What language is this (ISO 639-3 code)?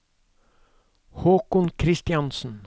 nor